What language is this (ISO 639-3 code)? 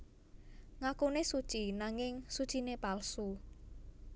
jav